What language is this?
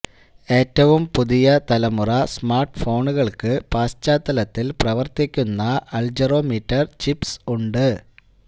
Malayalam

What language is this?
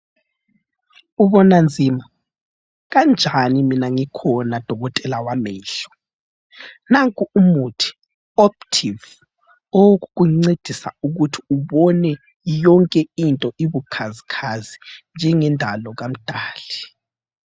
North Ndebele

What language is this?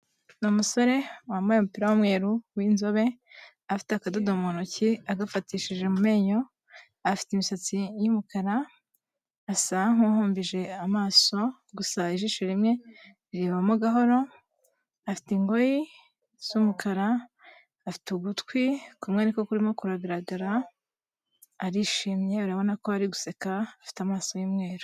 Kinyarwanda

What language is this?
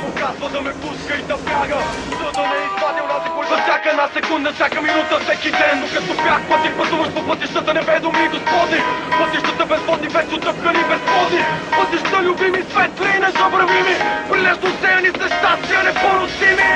Bulgarian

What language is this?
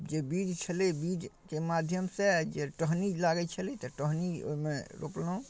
Maithili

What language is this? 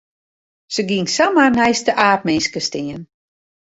Western Frisian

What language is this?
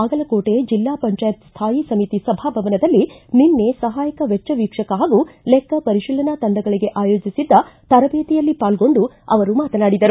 Kannada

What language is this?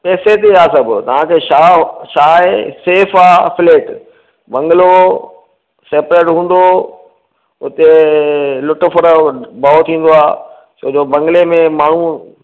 Sindhi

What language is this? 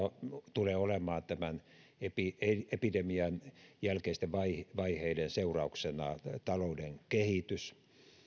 Finnish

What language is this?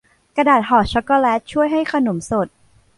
Thai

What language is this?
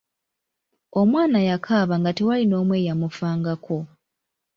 Ganda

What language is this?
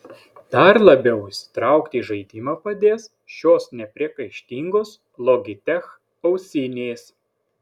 Lithuanian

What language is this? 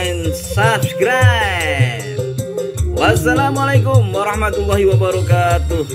Indonesian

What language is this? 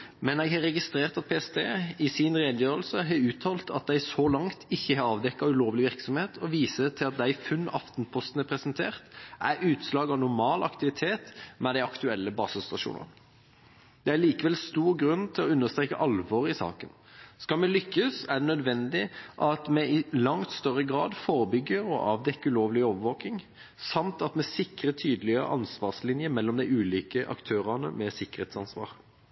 Norwegian Bokmål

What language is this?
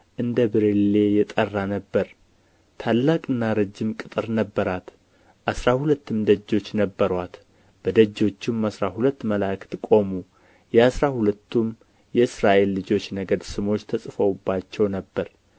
Amharic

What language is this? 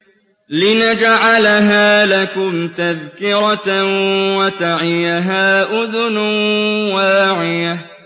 Arabic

